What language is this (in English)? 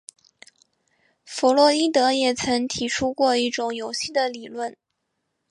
Chinese